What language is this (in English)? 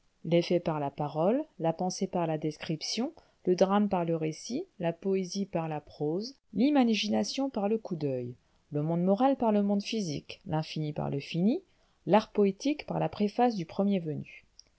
French